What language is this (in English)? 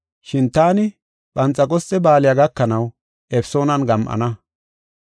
Gofa